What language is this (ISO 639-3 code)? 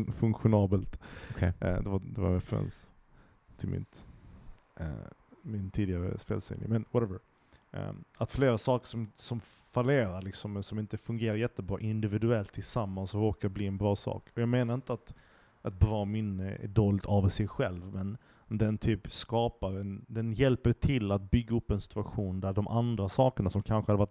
swe